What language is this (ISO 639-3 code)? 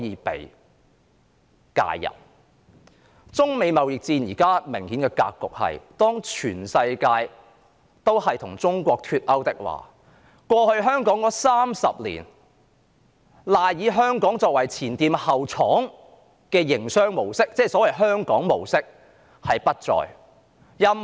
yue